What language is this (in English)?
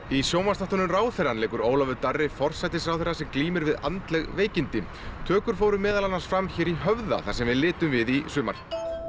Icelandic